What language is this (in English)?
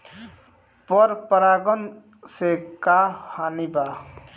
Bhojpuri